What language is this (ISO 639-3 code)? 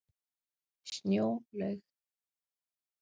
isl